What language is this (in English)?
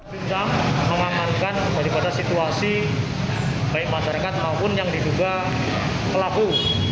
Indonesian